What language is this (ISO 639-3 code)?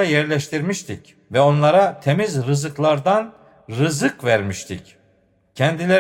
tur